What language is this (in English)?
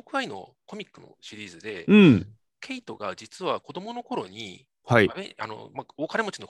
Japanese